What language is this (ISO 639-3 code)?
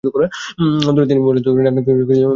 ben